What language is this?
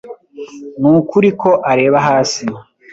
Kinyarwanda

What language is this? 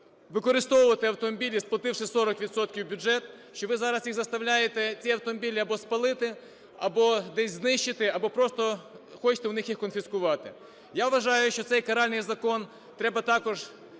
Ukrainian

